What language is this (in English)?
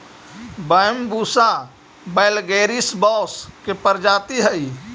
Magahi